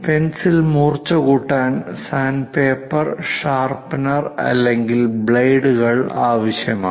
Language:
Malayalam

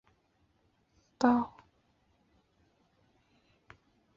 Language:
Chinese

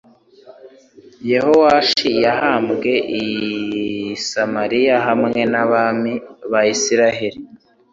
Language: Kinyarwanda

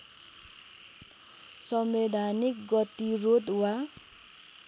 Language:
Nepali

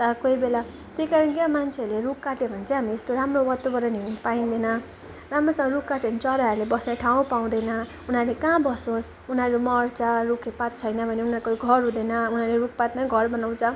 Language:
Nepali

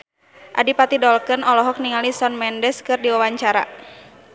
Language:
Sundanese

